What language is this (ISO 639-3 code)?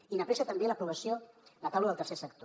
cat